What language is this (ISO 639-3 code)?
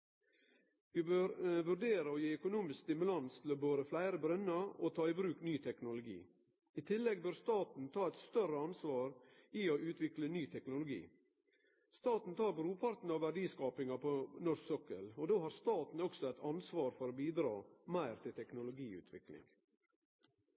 nno